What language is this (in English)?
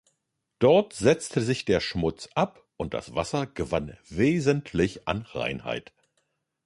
German